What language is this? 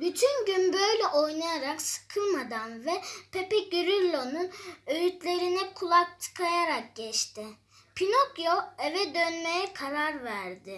Turkish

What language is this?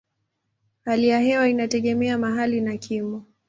Swahili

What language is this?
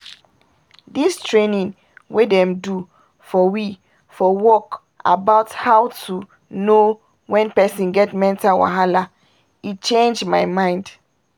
Nigerian Pidgin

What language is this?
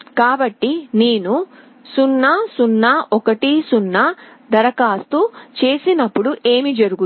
Telugu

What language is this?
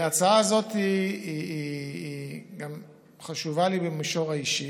Hebrew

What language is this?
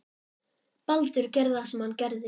Icelandic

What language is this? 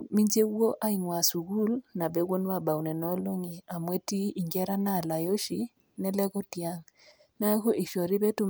Masai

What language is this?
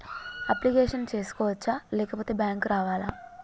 Telugu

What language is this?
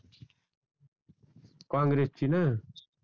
Marathi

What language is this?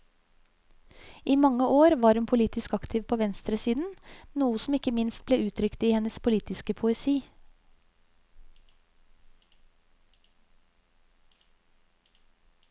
Norwegian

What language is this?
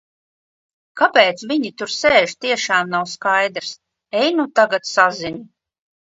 Latvian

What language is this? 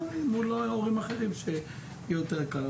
Hebrew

